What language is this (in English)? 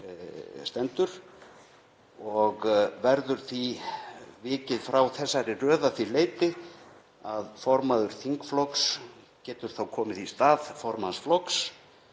Icelandic